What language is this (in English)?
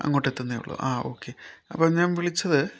Malayalam